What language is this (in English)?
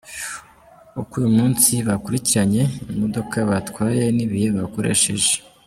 Kinyarwanda